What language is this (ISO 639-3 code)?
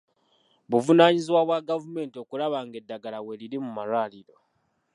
lug